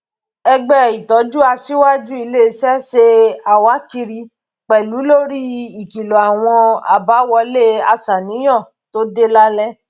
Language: Yoruba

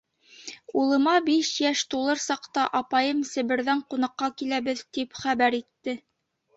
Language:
Bashkir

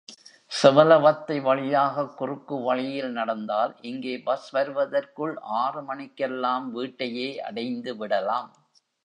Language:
Tamil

